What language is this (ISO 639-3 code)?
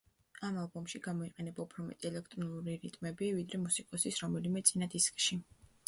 kat